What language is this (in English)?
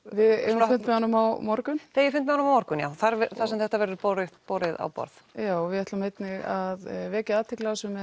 Icelandic